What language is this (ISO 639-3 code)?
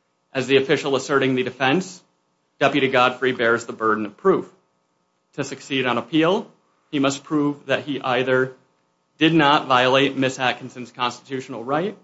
eng